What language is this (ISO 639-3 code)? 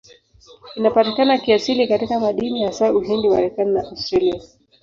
swa